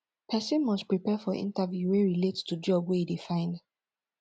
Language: Nigerian Pidgin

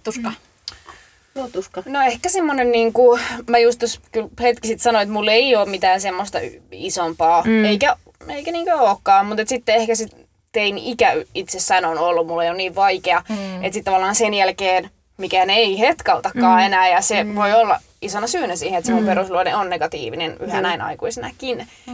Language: Finnish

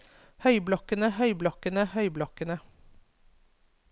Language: Norwegian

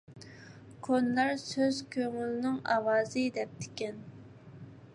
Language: Uyghur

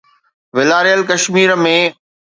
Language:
Sindhi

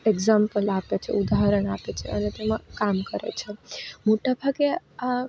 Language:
Gujarati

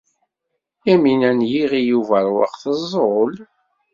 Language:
Kabyle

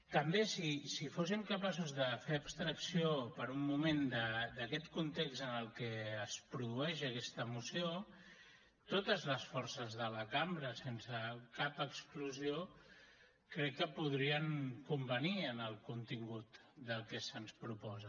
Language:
Catalan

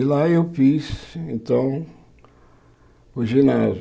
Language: Portuguese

